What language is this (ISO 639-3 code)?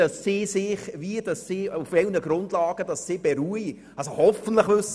gsw